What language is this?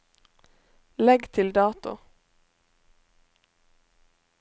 Norwegian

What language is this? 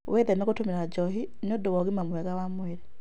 Kikuyu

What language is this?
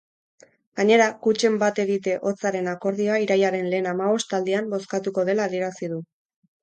Basque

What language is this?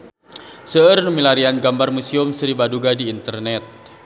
Sundanese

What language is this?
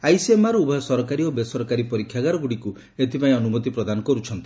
Odia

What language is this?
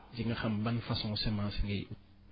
Wolof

